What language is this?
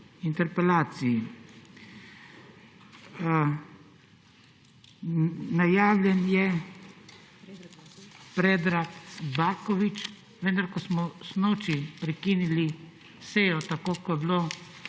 Slovenian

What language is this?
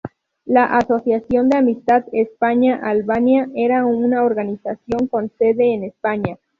Spanish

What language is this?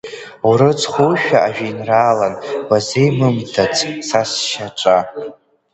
Abkhazian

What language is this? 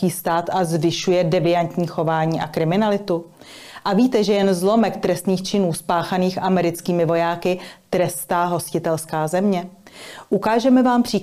Czech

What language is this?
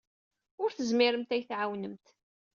Kabyle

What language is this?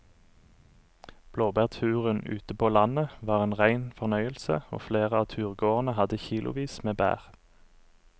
Norwegian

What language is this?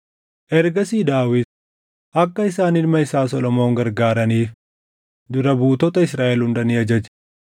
Oromo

